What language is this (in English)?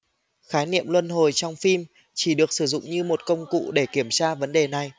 Vietnamese